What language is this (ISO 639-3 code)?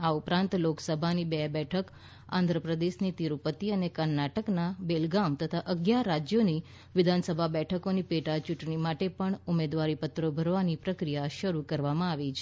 guj